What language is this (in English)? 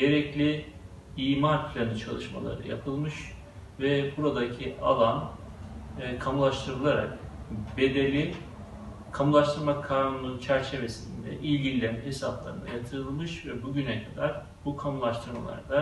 Turkish